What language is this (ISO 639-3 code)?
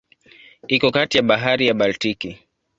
swa